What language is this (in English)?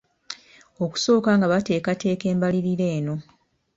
Ganda